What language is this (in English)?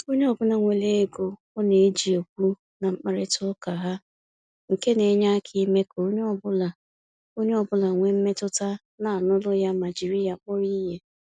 Igbo